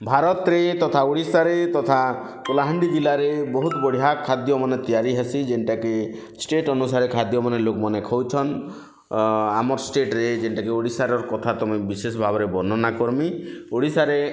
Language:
Odia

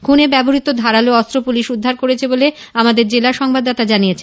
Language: Bangla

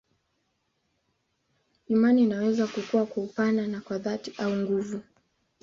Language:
Swahili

